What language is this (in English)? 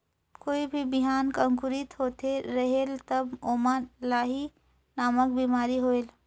Chhattisgarhi